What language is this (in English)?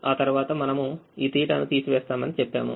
Telugu